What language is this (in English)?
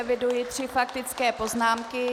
Czech